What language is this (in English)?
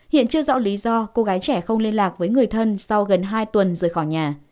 Vietnamese